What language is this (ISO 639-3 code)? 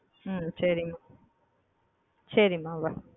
tam